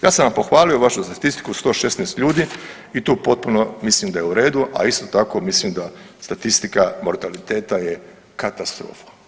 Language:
Croatian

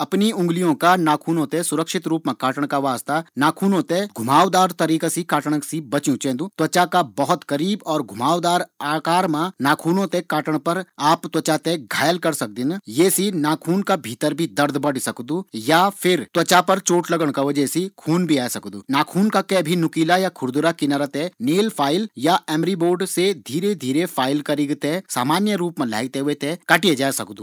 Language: Garhwali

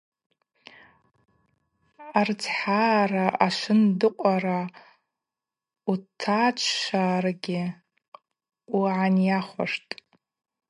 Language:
Abaza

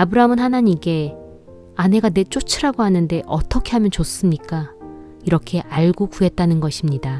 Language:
Korean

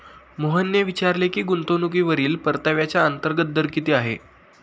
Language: Marathi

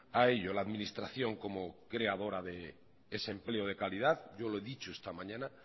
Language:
Spanish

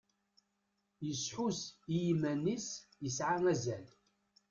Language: Kabyle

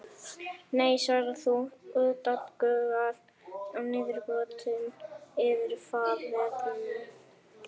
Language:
Icelandic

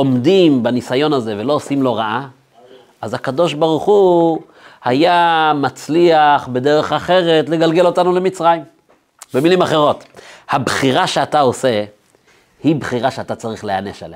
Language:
Hebrew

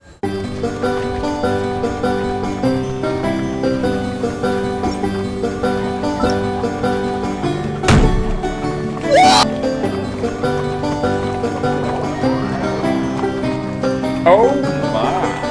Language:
Japanese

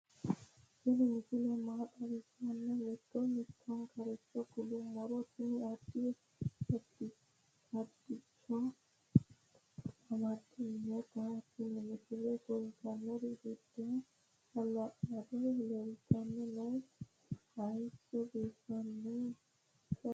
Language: Sidamo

